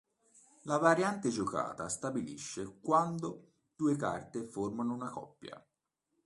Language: Italian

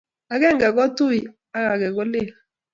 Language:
Kalenjin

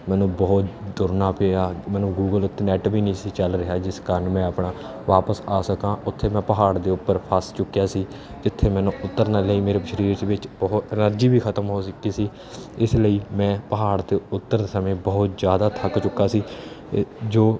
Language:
Punjabi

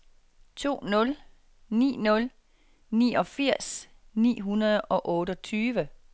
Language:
Danish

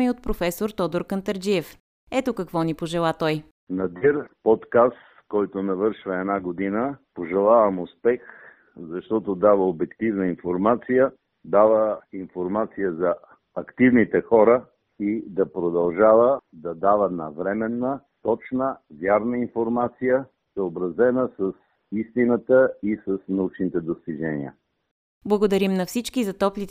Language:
Bulgarian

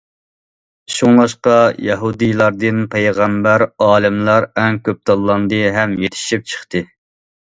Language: Uyghur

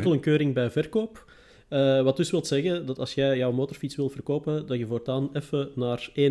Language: Dutch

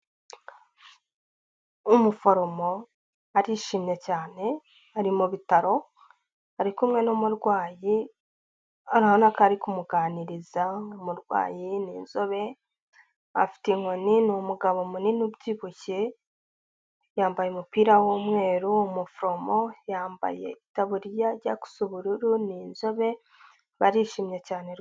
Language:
Kinyarwanda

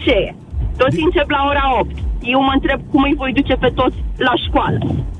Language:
Romanian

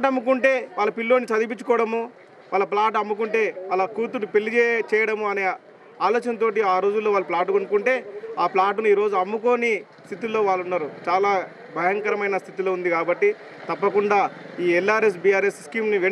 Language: Hindi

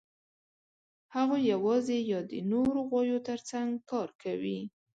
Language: Pashto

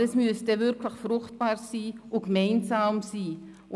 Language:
Swiss German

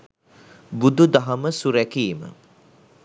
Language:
Sinhala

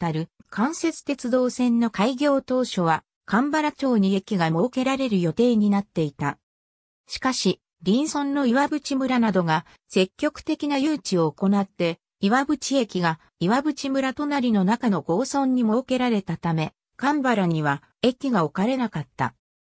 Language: Japanese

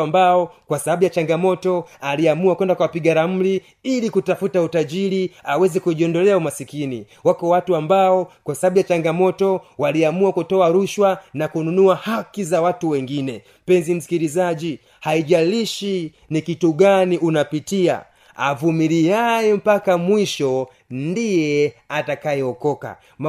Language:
Swahili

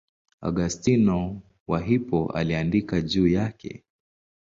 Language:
Swahili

